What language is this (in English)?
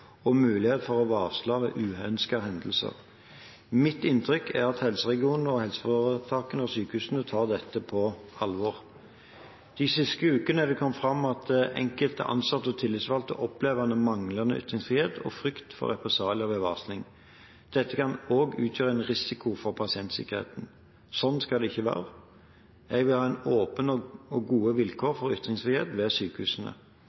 Norwegian Bokmål